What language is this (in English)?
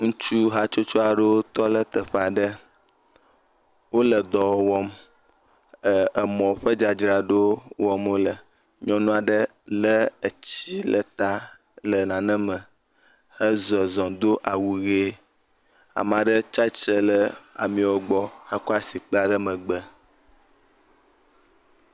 Ewe